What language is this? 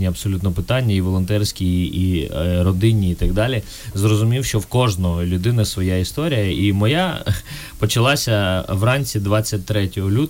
Ukrainian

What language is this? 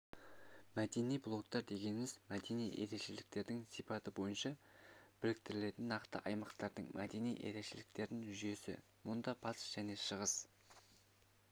Kazakh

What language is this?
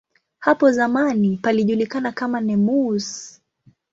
Swahili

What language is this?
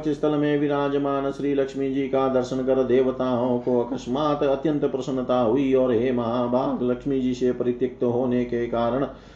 Hindi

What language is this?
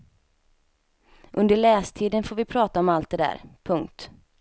Swedish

